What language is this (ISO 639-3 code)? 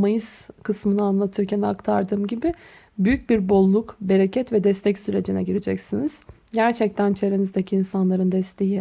tur